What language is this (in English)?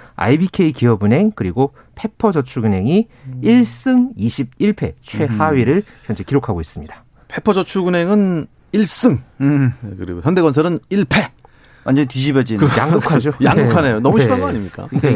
Korean